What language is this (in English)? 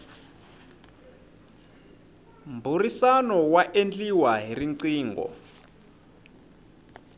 Tsonga